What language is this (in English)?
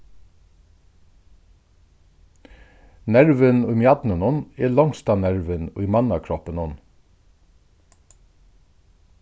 Faroese